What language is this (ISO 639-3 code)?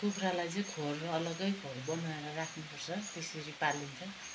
nep